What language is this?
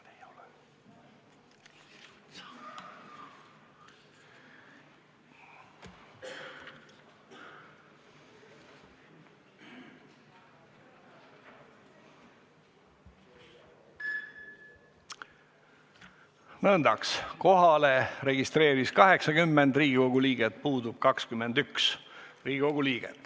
Estonian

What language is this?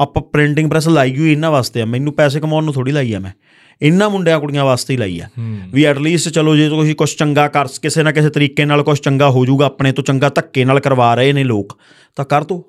Punjabi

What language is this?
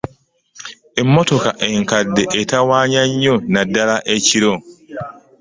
Ganda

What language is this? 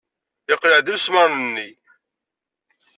Kabyle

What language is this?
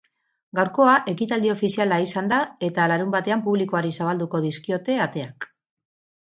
Basque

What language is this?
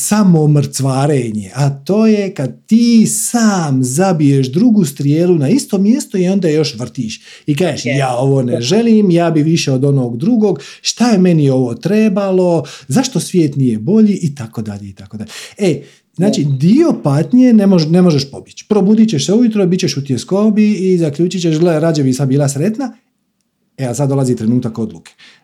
Croatian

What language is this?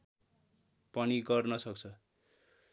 Nepali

